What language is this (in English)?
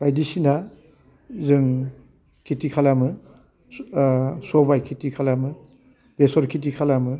Bodo